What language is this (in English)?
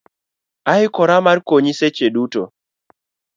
Luo (Kenya and Tanzania)